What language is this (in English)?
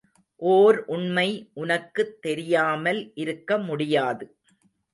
Tamil